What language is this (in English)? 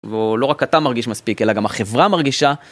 Hebrew